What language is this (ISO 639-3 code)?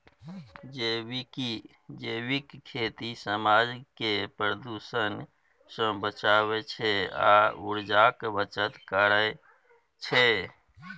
mai